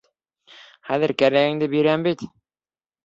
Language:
Bashkir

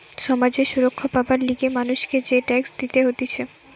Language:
Bangla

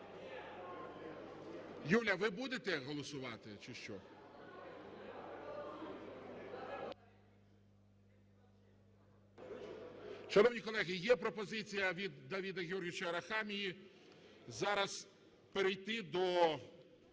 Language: Ukrainian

